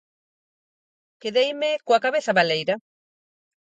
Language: Galician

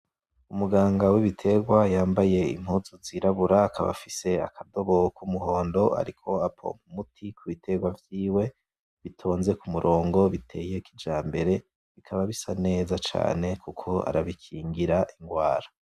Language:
Rundi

